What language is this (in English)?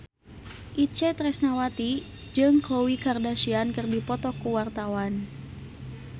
Sundanese